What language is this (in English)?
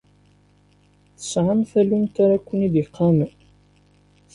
Kabyle